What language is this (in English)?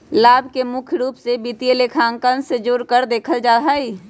Magahi